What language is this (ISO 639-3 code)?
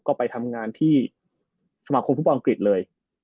tha